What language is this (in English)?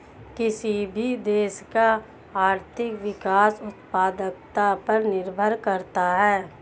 Hindi